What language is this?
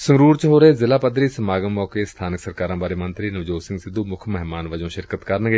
Punjabi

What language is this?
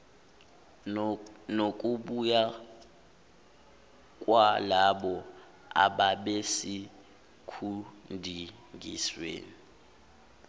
Zulu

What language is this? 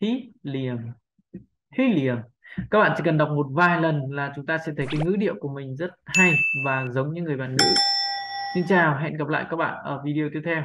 Vietnamese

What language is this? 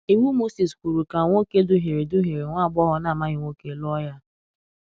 Igbo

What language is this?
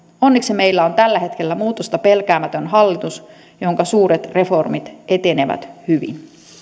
Finnish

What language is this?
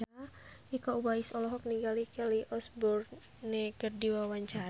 Sundanese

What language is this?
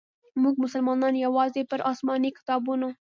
Pashto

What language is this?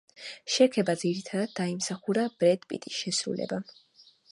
Georgian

